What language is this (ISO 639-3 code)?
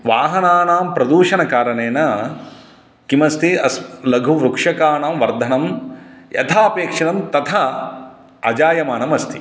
san